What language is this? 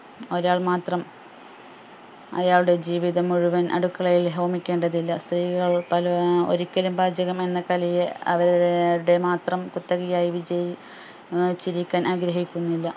Malayalam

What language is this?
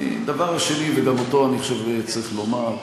Hebrew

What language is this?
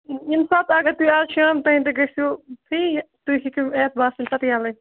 Kashmiri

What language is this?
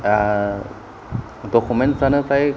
Bodo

